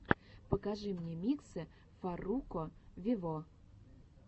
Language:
Russian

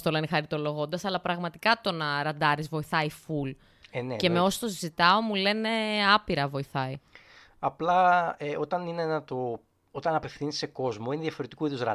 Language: Greek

